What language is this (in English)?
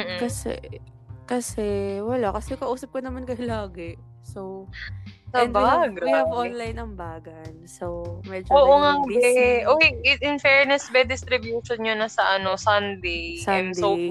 Filipino